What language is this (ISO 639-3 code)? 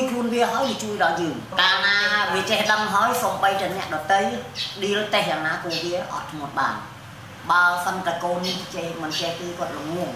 vie